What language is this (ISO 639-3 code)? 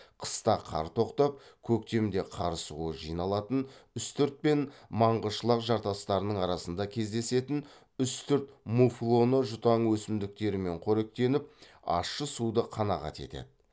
kaz